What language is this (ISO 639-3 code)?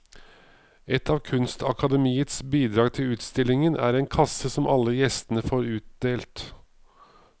nor